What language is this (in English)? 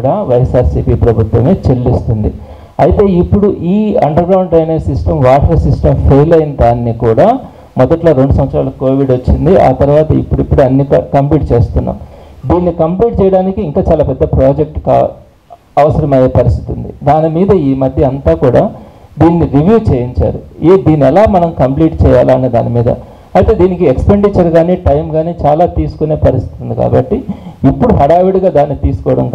Telugu